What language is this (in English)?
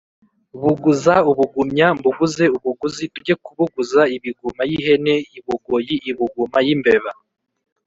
Kinyarwanda